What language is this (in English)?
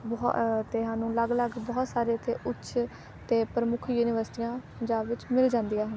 Punjabi